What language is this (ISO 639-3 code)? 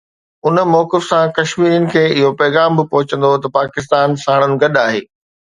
snd